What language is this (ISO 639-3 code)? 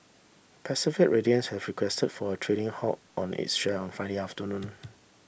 eng